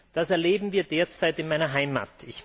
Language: German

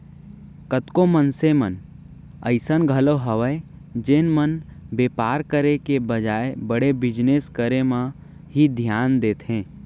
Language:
Chhattisgarhi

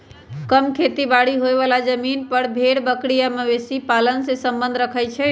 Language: Magahi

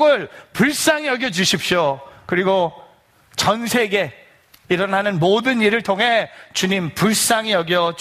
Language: Korean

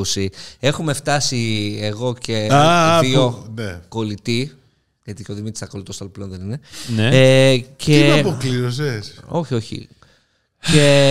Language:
Greek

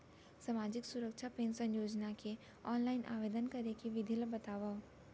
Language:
Chhattisgarhi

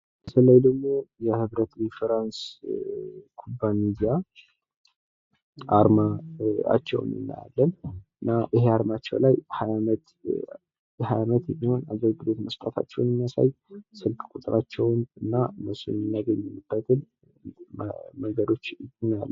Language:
Amharic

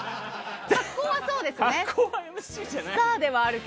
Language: Japanese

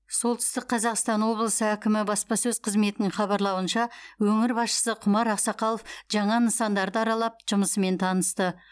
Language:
Kazakh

